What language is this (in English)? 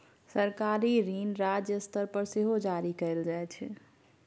Maithili